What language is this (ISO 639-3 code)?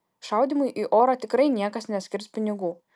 lit